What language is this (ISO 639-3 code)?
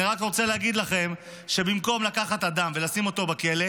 heb